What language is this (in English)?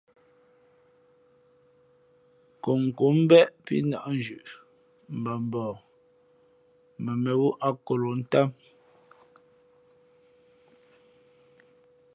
Fe'fe'